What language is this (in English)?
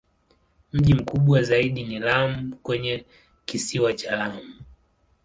Swahili